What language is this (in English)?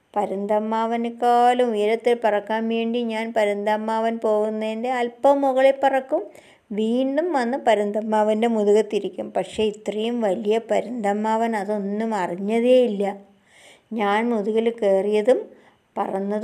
Malayalam